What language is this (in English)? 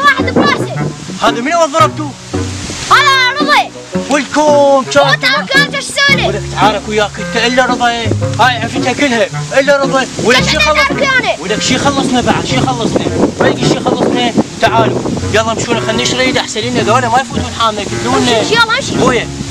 Arabic